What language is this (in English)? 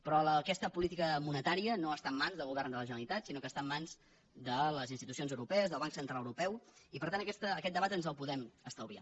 Catalan